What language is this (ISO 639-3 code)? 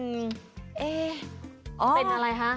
tha